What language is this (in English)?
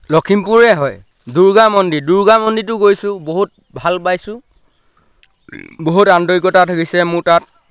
Assamese